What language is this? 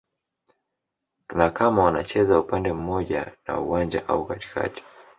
Swahili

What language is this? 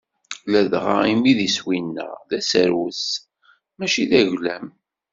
Kabyle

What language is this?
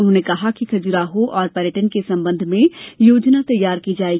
Hindi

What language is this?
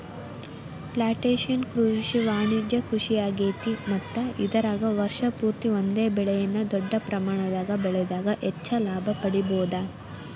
Kannada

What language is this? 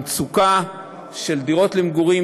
Hebrew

